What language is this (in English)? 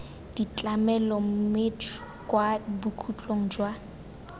Tswana